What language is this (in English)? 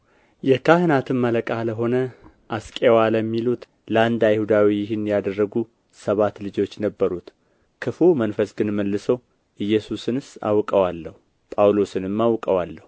Amharic